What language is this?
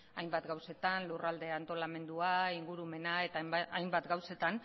Basque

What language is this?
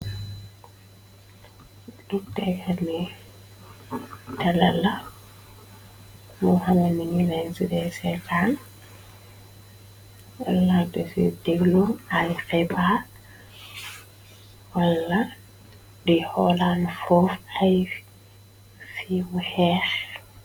Wolof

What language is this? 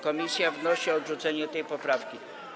Polish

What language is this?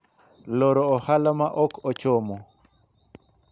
Luo (Kenya and Tanzania)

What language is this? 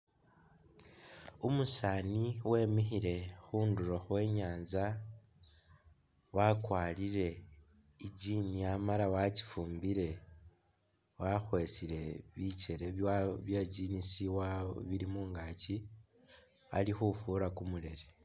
Masaaba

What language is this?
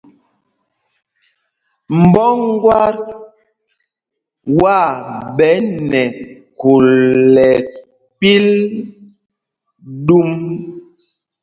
Mpumpong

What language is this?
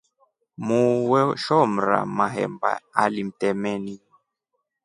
Rombo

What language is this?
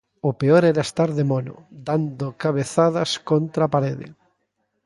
Galician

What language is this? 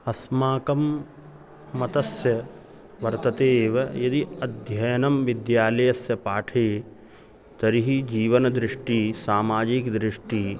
Sanskrit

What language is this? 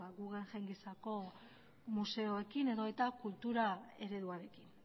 Basque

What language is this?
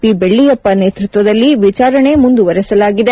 Kannada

